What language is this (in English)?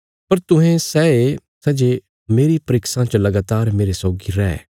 Bilaspuri